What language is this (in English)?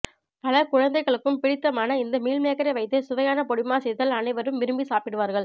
Tamil